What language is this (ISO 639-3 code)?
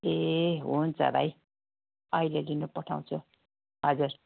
nep